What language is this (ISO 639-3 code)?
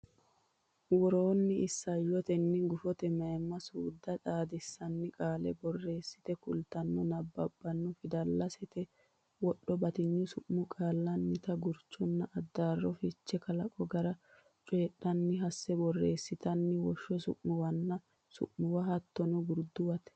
sid